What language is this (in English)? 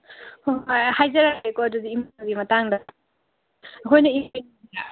Manipuri